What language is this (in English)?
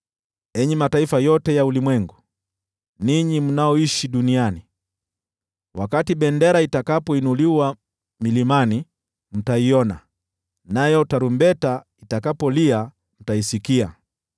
Swahili